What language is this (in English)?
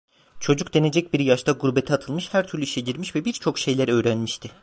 Turkish